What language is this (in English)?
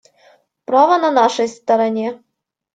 Russian